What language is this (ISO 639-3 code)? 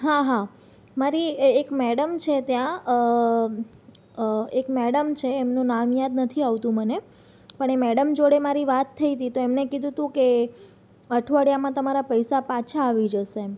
guj